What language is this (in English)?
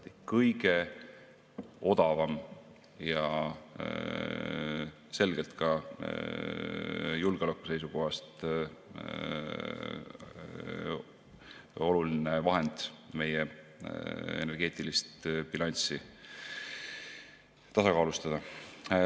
Estonian